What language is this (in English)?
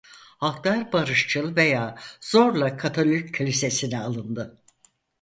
Turkish